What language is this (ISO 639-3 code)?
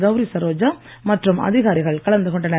tam